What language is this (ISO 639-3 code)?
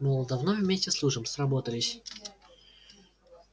rus